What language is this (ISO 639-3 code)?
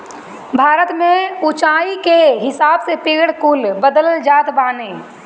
bho